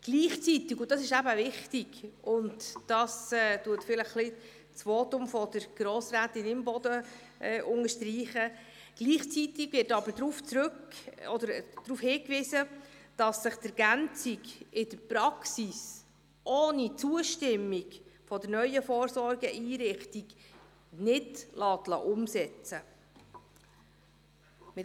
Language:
Swiss German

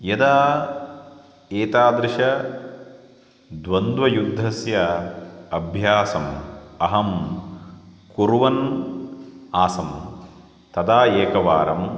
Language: Sanskrit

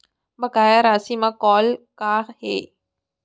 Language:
Chhattisgarhi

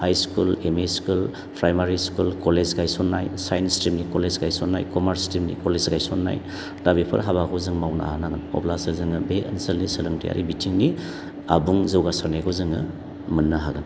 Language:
Bodo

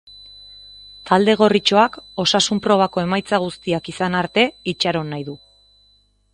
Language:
Basque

